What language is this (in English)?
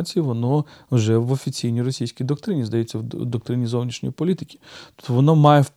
Ukrainian